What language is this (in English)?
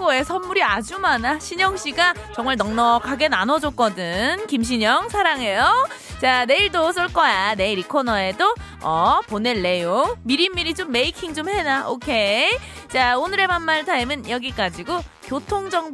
Korean